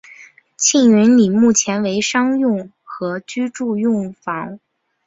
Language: Chinese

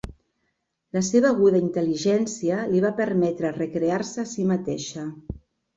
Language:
Catalan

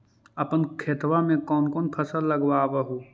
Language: Magahi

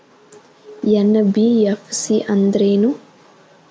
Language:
Kannada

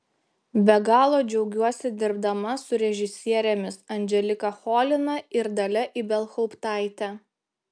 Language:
Lithuanian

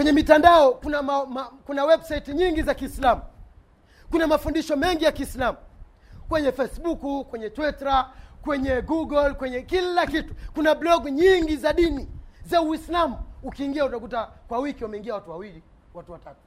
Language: Swahili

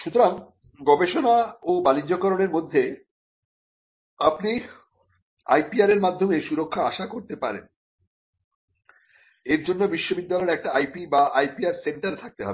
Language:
Bangla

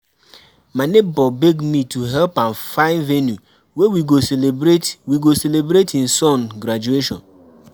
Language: Nigerian Pidgin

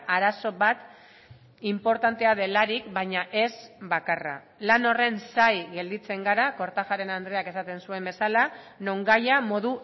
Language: Basque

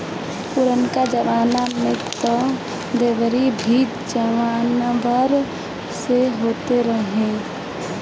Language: Bhojpuri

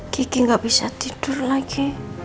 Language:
Indonesian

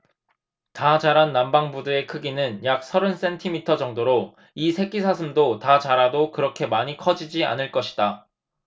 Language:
Korean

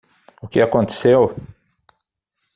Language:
Portuguese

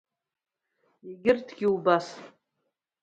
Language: Abkhazian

